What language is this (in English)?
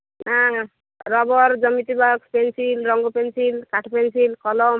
Odia